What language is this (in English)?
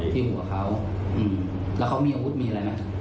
Thai